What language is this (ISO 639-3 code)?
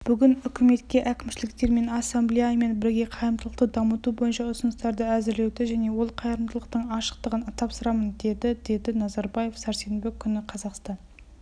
kaz